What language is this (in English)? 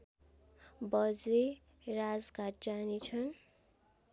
Nepali